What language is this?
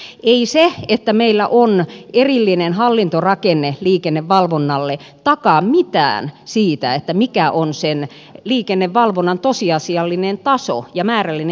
Finnish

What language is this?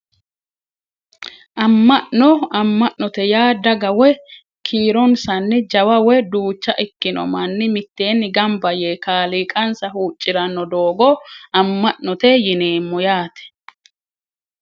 Sidamo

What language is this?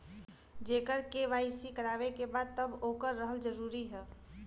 Bhojpuri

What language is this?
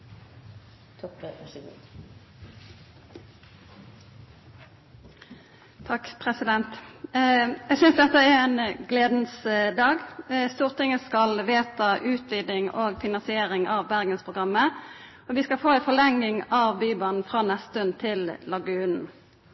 Norwegian Nynorsk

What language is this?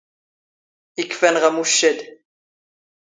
Standard Moroccan Tamazight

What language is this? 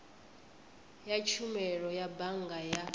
Venda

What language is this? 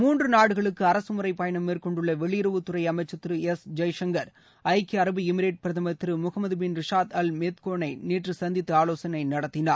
Tamil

